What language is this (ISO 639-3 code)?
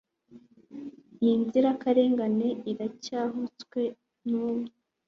kin